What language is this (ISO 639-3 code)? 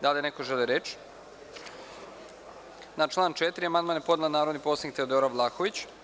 srp